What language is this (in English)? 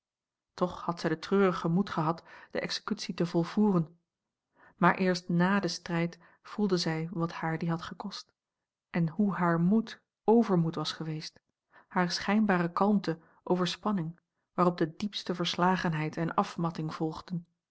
Dutch